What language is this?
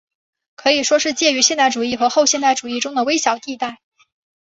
Chinese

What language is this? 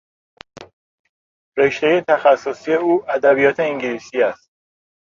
Persian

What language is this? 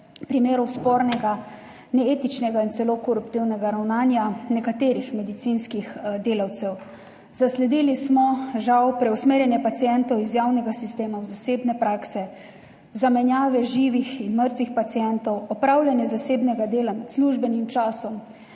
Slovenian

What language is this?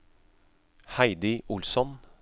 Norwegian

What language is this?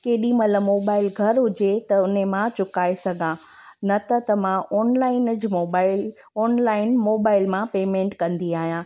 Sindhi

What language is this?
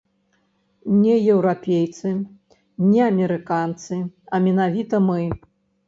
Belarusian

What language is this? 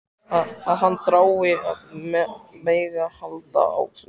Icelandic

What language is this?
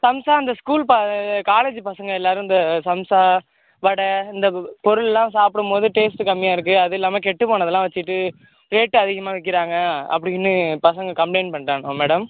Tamil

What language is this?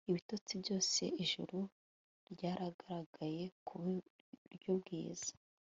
Kinyarwanda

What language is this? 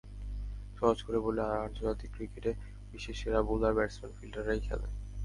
Bangla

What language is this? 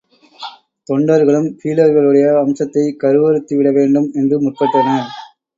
Tamil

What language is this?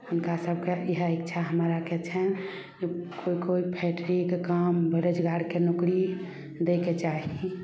Maithili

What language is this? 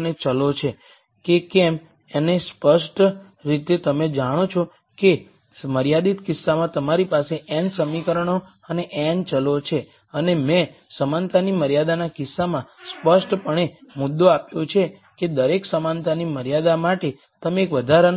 Gujarati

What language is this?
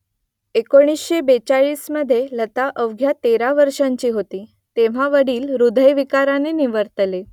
Marathi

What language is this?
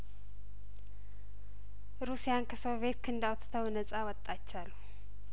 Amharic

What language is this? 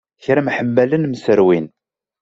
Kabyle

